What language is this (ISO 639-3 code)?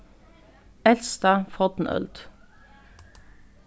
fao